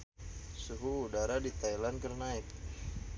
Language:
Sundanese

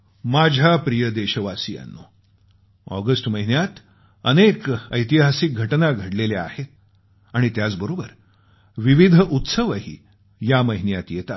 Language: Marathi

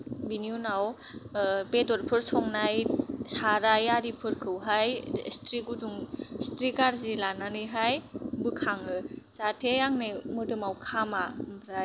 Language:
Bodo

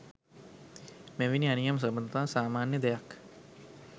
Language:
Sinhala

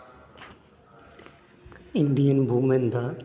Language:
Dogri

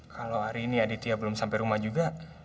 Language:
Indonesian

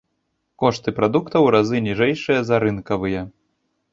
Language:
Belarusian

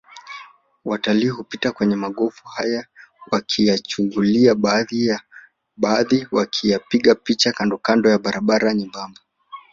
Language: Swahili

